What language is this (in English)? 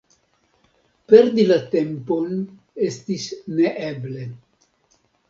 Esperanto